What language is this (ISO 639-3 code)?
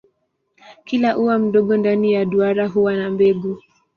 swa